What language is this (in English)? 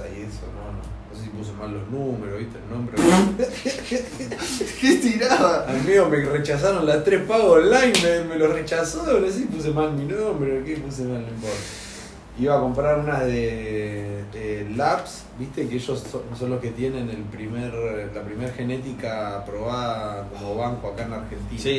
Spanish